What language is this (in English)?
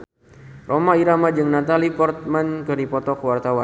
Sundanese